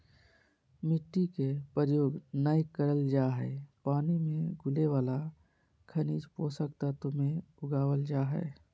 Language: Magahi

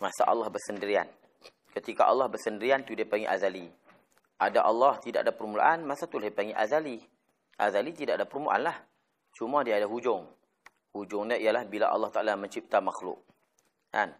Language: Malay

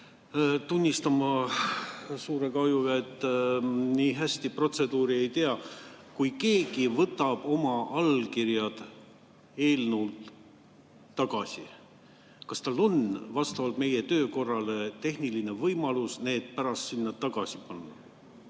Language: Estonian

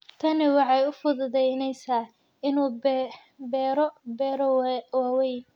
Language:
Somali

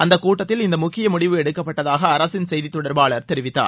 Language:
Tamil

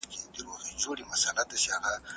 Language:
Pashto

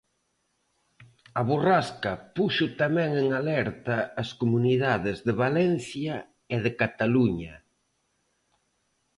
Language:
Galician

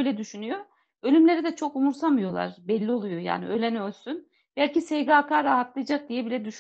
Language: Turkish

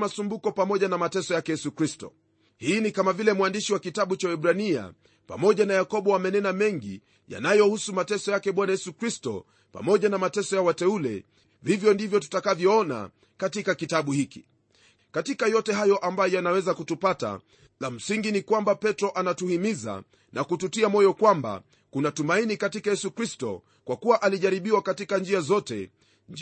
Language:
Swahili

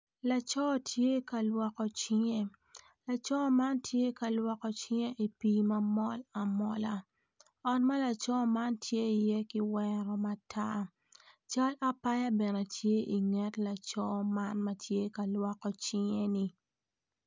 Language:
Acoli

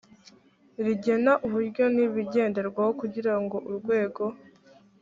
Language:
Kinyarwanda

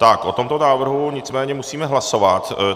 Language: Czech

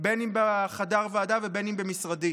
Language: Hebrew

